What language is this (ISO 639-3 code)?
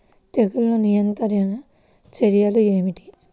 tel